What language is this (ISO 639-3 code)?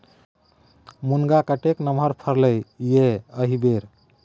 mai